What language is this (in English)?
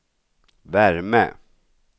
Swedish